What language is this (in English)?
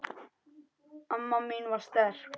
Icelandic